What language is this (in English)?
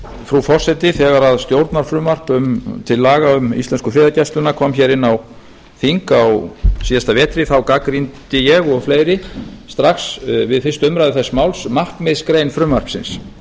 Icelandic